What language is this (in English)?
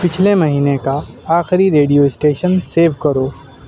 Urdu